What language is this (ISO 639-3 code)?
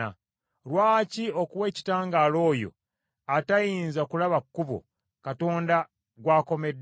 lug